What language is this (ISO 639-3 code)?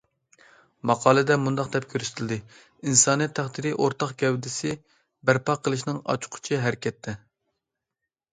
uig